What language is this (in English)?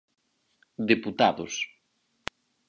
Galician